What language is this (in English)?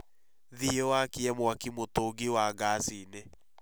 Kikuyu